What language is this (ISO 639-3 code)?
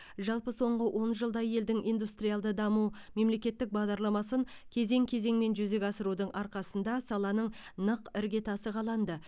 kaz